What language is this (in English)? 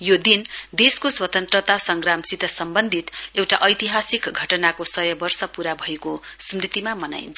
Nepali